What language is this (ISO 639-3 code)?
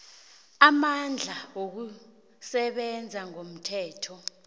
nbl